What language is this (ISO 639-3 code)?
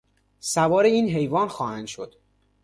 fas